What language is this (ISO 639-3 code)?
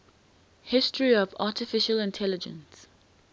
eng